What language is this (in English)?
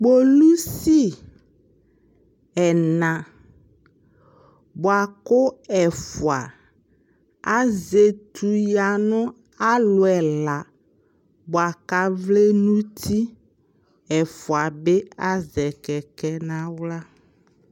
Ikposo